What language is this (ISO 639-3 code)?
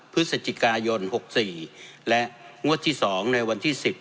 tha